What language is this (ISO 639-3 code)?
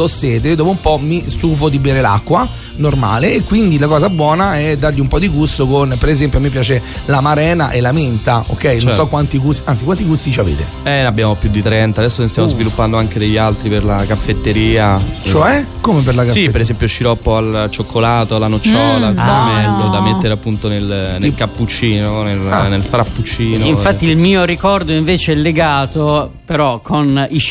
ita